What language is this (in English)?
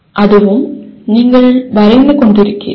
Tamil